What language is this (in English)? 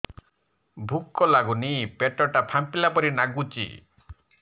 Odia